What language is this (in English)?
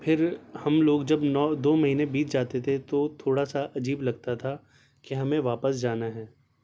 Urdu